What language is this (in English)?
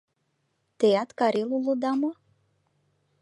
Mari